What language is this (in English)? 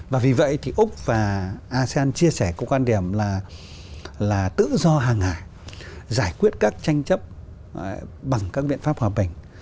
Vietnamese